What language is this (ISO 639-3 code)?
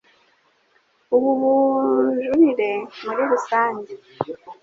kin